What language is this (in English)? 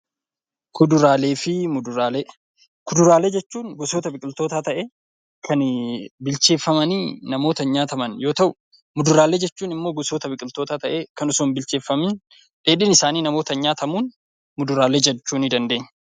Oromo